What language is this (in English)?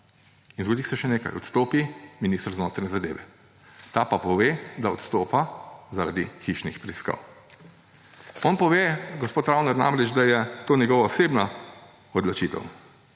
Slovenian